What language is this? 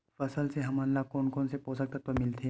Chhattisgarhi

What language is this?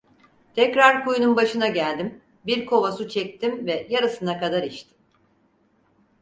Turkish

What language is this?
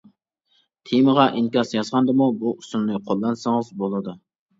Uyghur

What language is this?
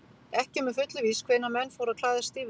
Icelandic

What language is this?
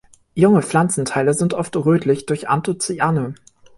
German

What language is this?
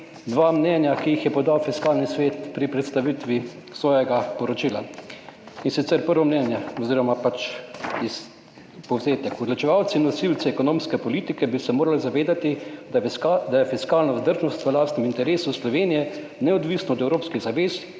Slovenian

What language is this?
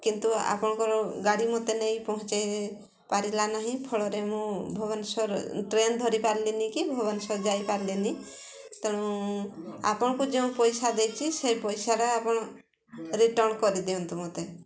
Odia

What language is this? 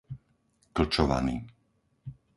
Slovak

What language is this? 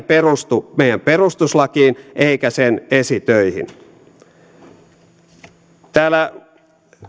Finnish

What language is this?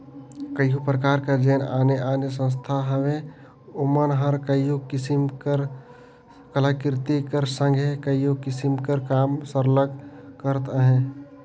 Chhattisgarhi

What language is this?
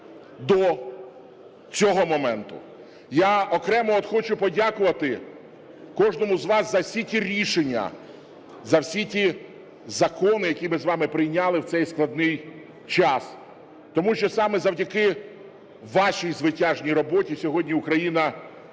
Ukrainian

